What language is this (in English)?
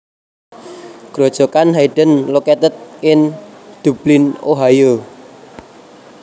Javanese